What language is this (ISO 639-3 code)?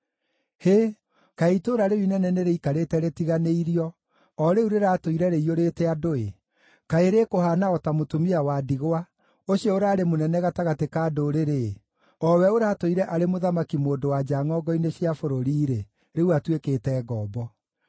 kik